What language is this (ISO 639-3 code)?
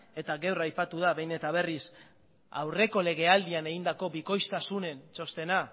eus